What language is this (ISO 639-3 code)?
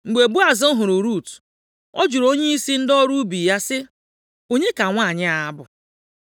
ibo